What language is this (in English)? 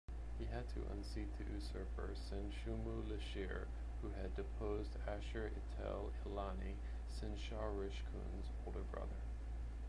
English